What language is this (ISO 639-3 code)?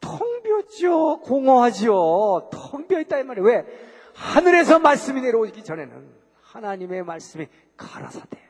kor